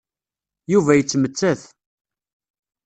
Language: Kabyle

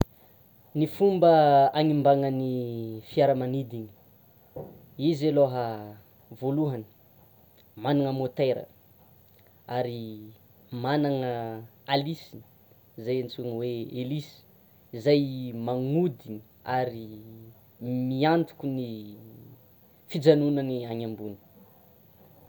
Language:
Tsimihety Malagasy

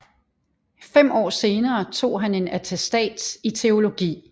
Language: Danish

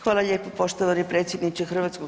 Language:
Croatian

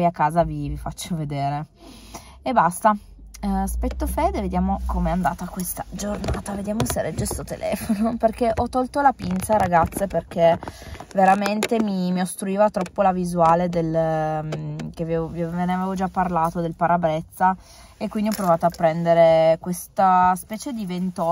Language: Italian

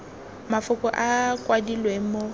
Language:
Tswana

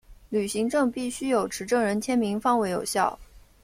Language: Chinese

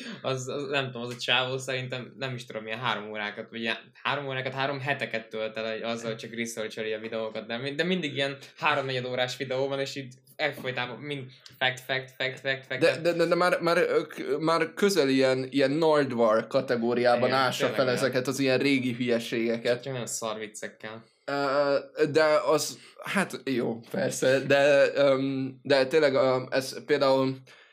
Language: Hungarian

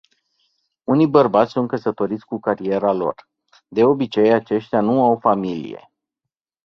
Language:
Romanian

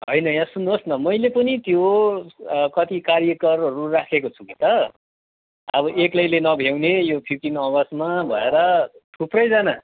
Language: Nepali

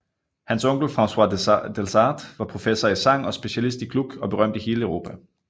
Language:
Danish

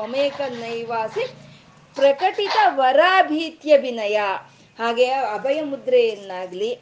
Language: Kannada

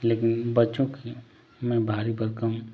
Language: Hindi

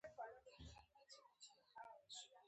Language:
Pashto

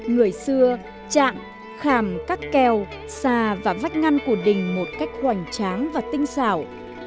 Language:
Vietnamese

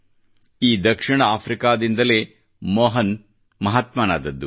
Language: Kannada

